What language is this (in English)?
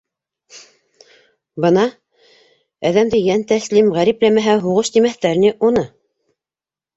Bashkir